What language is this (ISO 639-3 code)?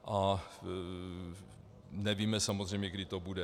ces